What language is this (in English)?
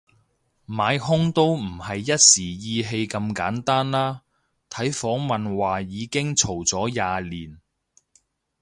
Cantonese